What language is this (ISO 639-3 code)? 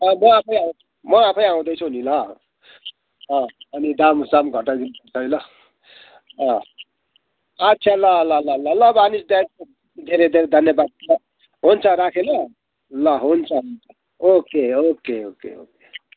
nep